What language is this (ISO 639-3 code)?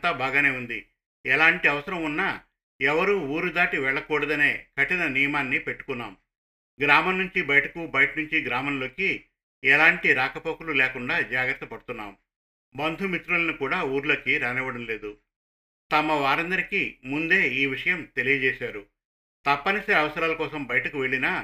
tel